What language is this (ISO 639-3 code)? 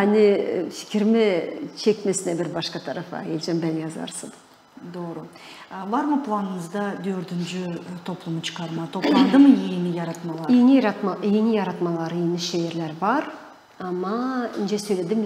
tur